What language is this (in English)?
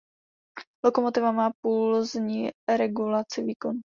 Czech